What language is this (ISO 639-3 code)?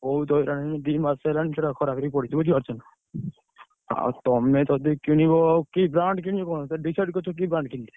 ori